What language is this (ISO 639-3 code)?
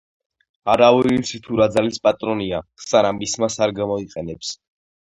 kat